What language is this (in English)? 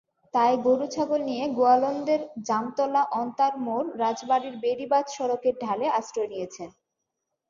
Bangla